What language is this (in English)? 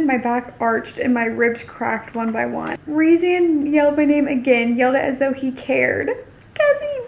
English